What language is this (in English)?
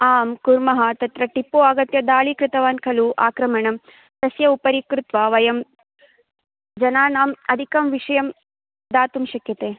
Sanskrit